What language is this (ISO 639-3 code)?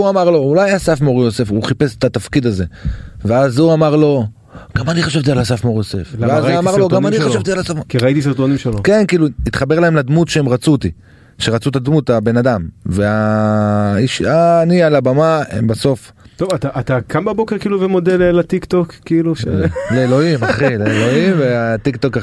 heb